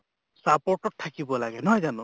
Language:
Assamese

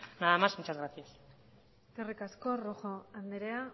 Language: Basque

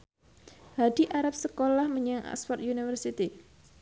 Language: Javanese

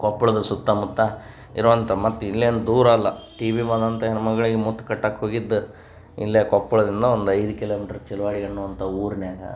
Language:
Kannada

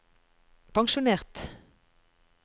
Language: Norwegian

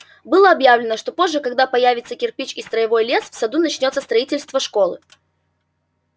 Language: Russian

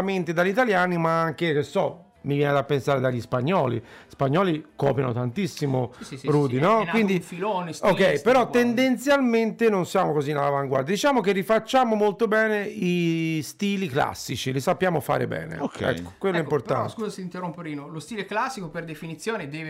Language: Italian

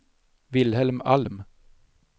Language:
Swedish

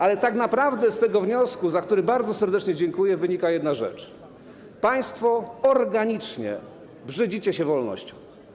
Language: Polish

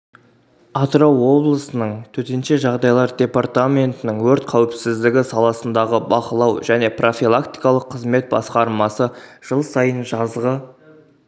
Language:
Kazakh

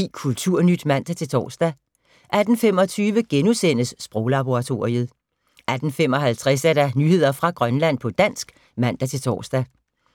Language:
Danish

